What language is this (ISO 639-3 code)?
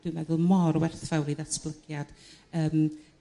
cym